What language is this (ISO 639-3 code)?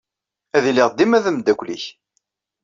kab